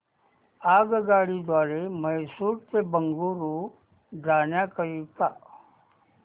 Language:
Marathi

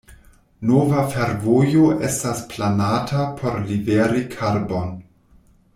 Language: Esperanto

